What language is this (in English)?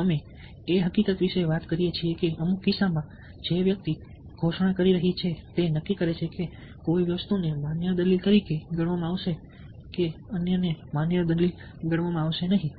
Gujarati